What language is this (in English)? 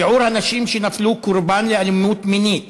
Hebrew